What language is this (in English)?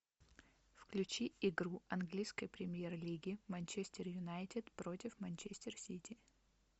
Russian